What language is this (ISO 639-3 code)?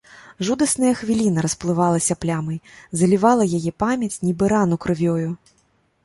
bel